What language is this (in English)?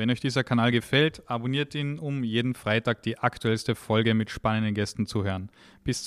German